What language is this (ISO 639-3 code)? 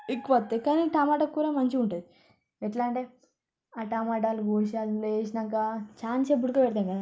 tel